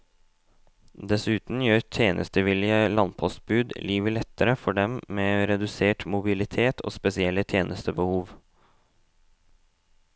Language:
Norwegian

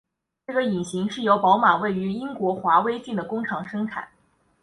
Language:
Chinese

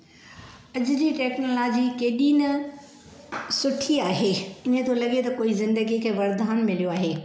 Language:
Sindhi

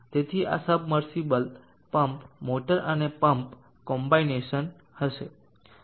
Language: Gujarati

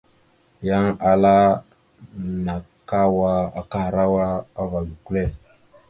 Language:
Mada (Cameroon)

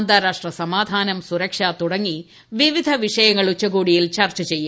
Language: Malayalam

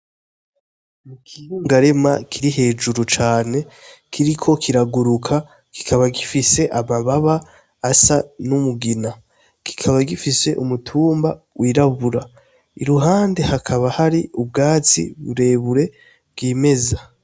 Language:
Rundi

